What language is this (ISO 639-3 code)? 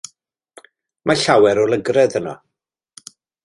cym